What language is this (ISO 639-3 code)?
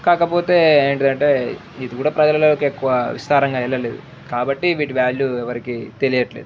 tel